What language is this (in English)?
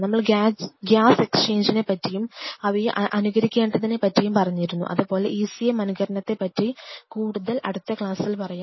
Malayalam